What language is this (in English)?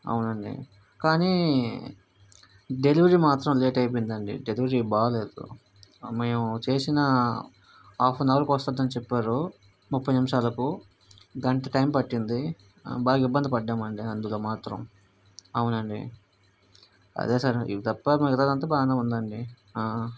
Telugu